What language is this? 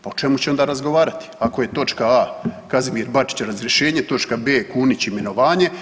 Croatian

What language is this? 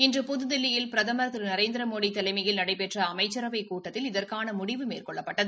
Tamil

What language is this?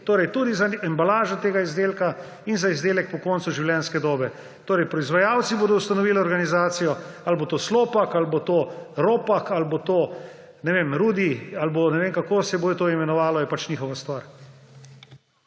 Slovenian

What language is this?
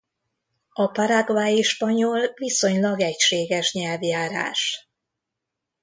Hungarian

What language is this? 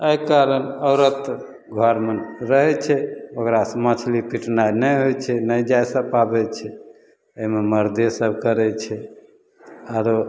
Maithili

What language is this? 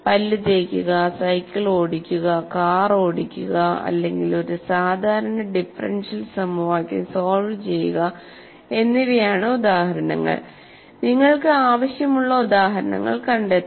Malayalam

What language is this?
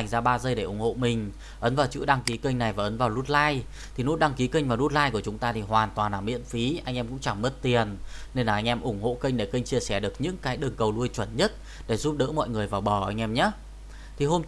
Vietnamese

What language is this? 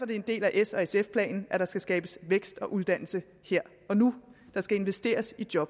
Danish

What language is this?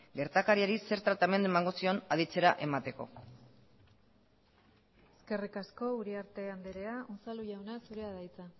Basque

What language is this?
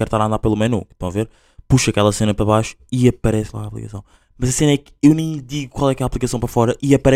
Portuguese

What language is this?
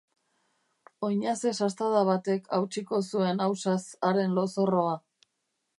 Basque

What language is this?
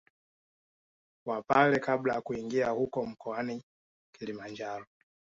Swahili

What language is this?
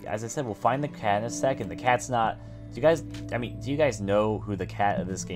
English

